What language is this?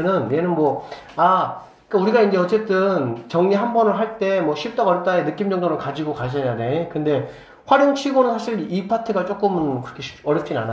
Korean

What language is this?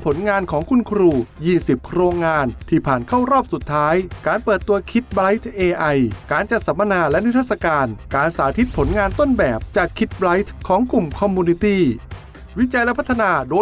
Thai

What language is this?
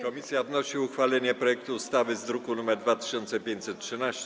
Polish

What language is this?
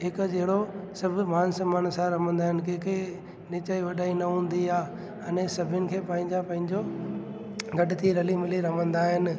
Sindhi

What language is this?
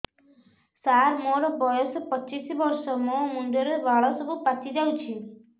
Odia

